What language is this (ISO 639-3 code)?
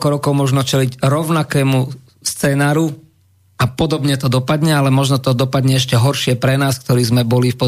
slk